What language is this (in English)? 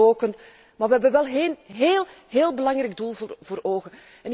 Dutch